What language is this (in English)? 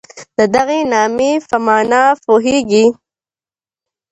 Pashto